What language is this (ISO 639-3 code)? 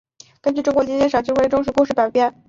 zho